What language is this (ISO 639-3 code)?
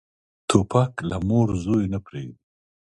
pus